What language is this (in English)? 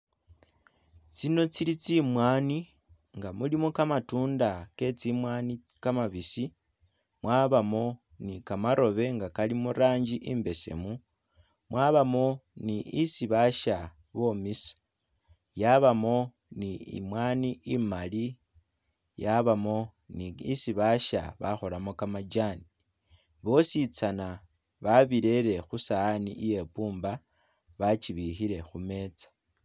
Masaaba